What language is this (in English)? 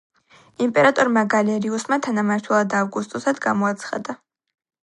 Georgian